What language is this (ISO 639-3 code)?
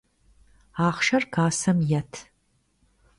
kbd